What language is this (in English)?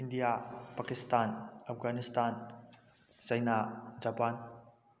Manipuri